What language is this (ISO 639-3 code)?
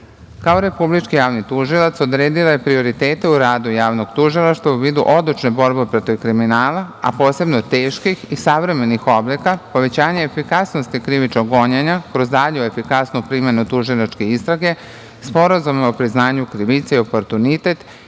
srp